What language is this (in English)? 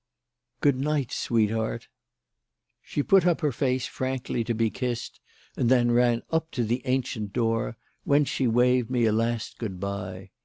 English